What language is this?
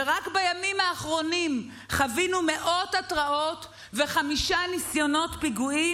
Hebrew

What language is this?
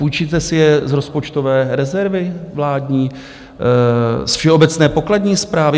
Czech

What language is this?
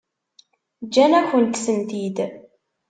Kabyle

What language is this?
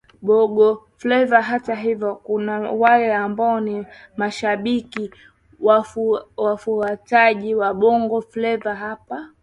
Swahili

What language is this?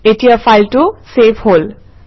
Assamese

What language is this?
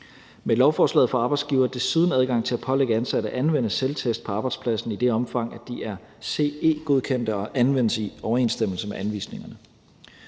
Danish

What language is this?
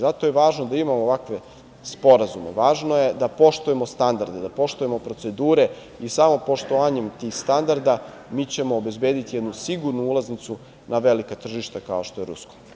Serbian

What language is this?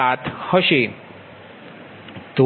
Gujarati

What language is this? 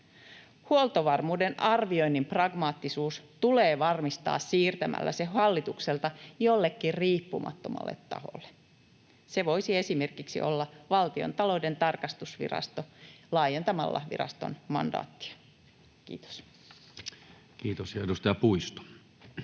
Finnish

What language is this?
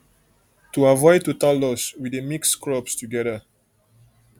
Nigerian Pidgin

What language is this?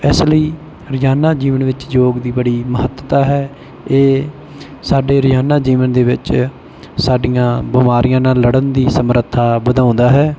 Punjabi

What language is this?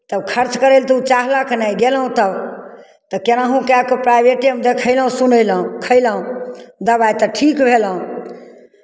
Maithili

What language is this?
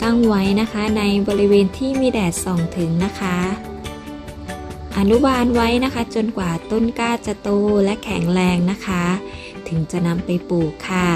Thai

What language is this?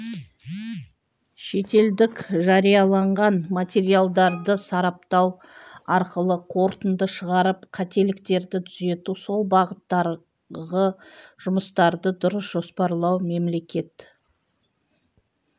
Kazakh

